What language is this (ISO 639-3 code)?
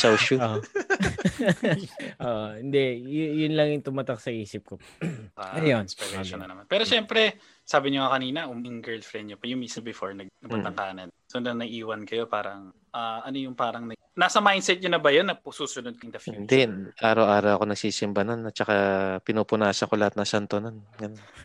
fil